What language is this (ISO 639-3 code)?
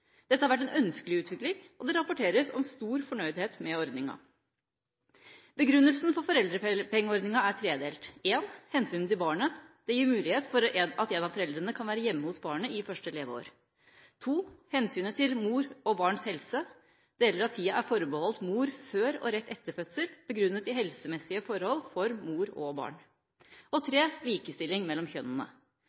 nob